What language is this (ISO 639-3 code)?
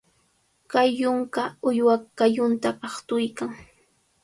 qvl